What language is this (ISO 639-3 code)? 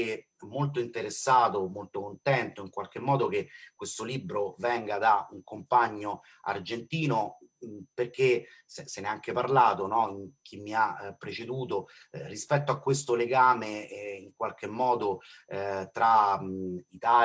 ita